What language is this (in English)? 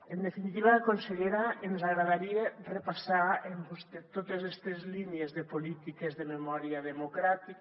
Catalan